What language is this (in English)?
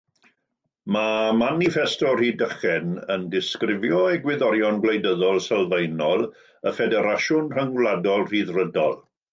Welsh